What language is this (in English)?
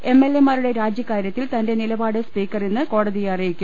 Malayalam